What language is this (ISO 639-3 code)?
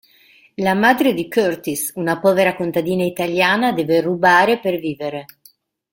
ita